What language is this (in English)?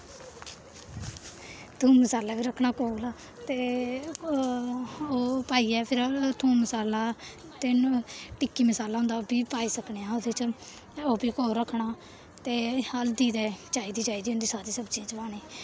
Dogri